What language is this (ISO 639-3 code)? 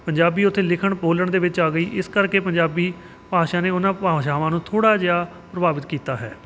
pan